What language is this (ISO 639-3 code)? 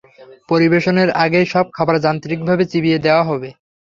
ben